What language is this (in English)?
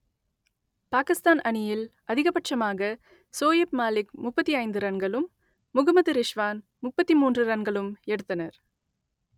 Tamil